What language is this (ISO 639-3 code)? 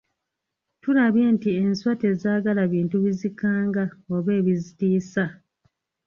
lug